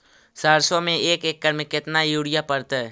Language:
Magahi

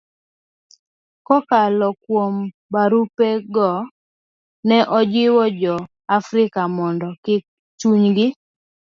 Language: Luo (Kenya and Tanzania)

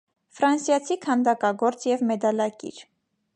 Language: Armenian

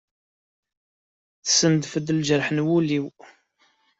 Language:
Kabyle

